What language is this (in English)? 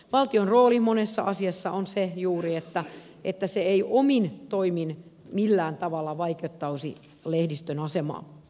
Finnish